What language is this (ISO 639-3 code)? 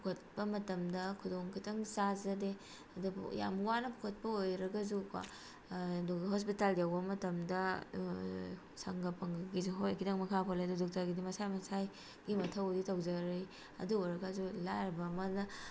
mni